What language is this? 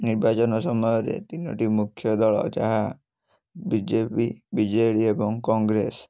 Odia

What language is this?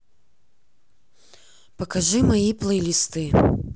Russian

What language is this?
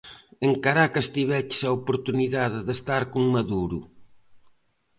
Galician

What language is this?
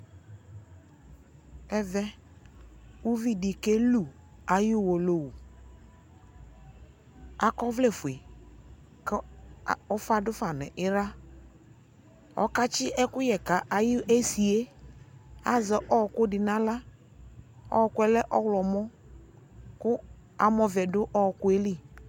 Ikposo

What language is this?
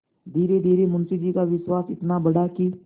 Hindi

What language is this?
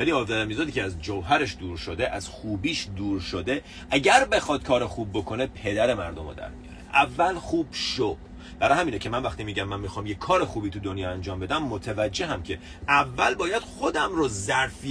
Persian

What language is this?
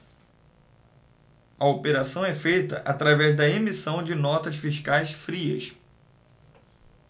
Portuguese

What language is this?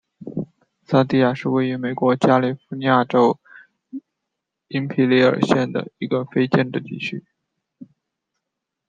Chinese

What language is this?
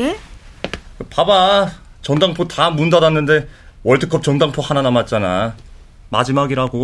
Korean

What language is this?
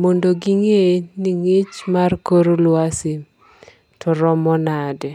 Luo (Kenya and Tanzania)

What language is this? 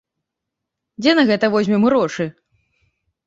Belarusian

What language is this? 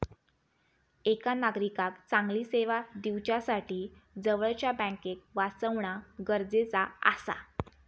Marathi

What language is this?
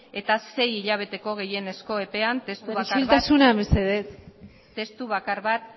Basque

